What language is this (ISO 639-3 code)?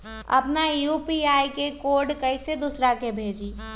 mag